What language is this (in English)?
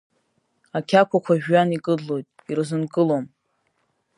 Abkhazian